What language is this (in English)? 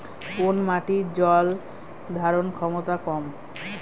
Bangla